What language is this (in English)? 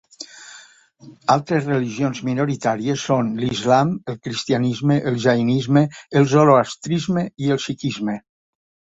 Catalan